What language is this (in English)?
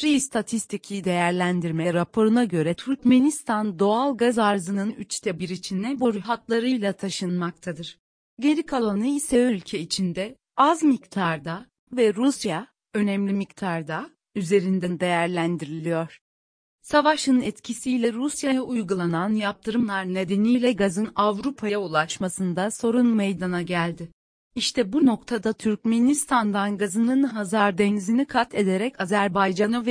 Turkish